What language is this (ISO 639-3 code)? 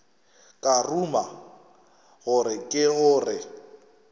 nso